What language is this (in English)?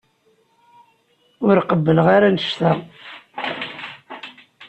Kabyle